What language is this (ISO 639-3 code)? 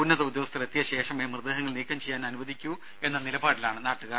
mal